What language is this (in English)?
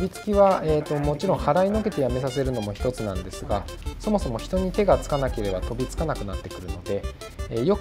Japanese